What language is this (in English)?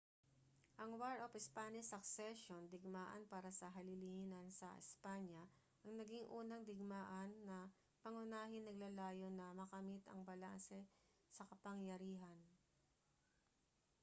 Filipino